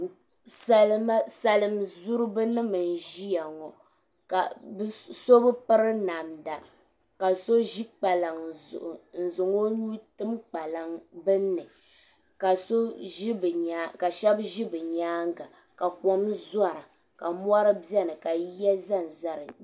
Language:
Dagbani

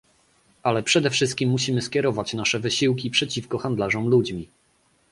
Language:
Polish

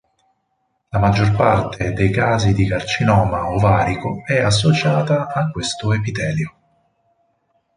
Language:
Italian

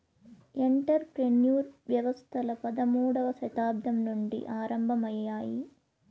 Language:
Telugu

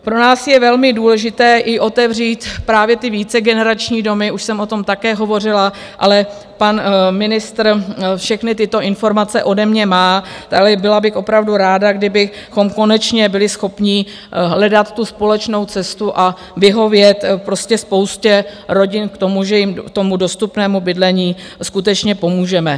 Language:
Czech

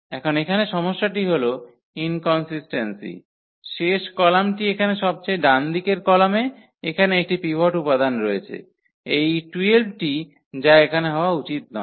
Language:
Bangla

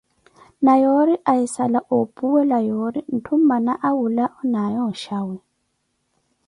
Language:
Koti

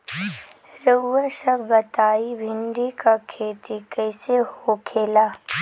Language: Bhojpuri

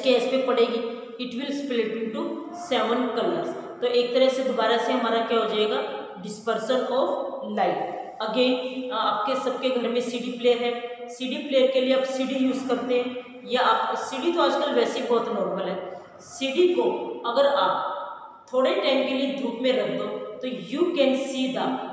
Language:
Hindi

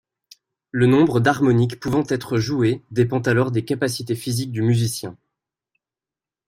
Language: French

